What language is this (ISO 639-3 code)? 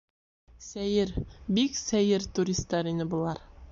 bak